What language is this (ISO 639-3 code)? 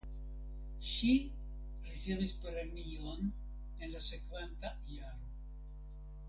epo